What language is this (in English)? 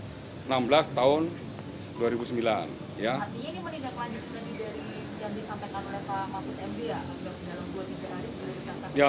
Indonesian